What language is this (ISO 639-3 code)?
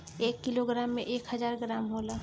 bho